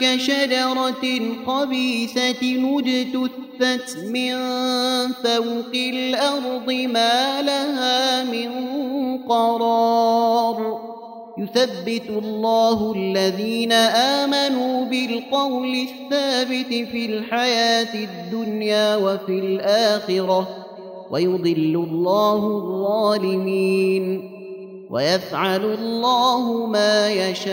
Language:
Arabic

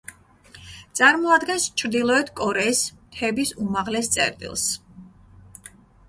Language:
Georgian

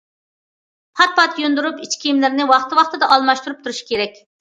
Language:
Uyghur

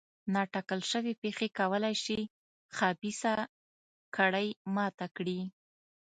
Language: Pashto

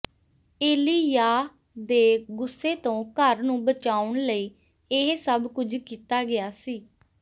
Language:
Punjabi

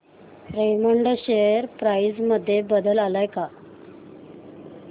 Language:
Marathi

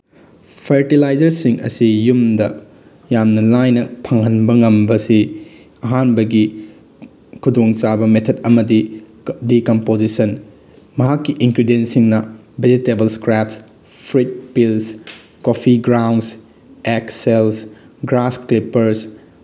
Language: Manipuri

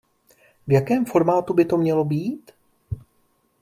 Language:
Czech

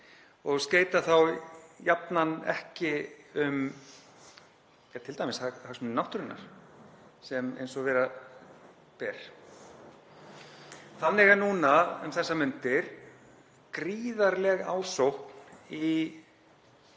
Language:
Icelandic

